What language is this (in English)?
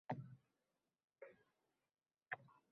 Uzbek